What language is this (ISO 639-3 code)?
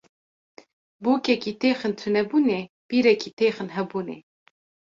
kur